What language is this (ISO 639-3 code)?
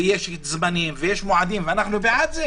heb